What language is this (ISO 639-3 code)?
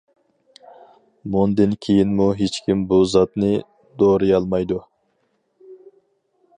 uig